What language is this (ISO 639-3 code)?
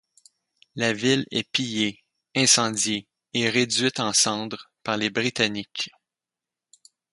fra